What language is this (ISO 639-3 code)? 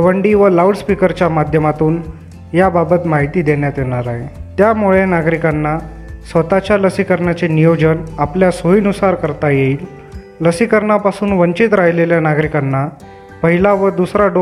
mar